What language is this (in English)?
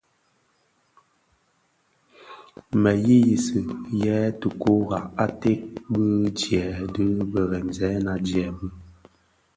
Bafia